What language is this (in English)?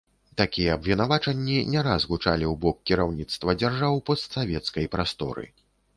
Belarusian